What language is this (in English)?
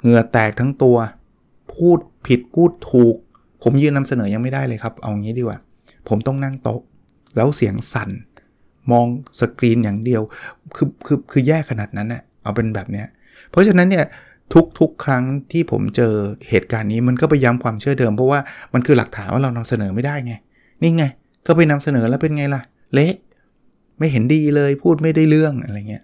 Thai